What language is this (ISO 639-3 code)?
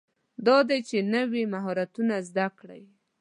pus